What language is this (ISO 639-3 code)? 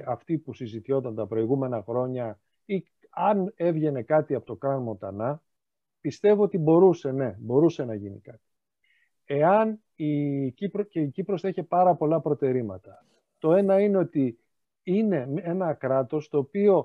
ell